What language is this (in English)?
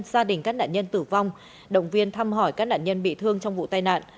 Vietnamese